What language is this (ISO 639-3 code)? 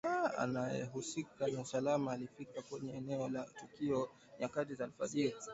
swa